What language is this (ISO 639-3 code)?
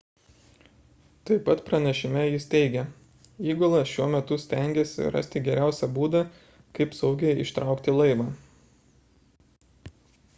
lit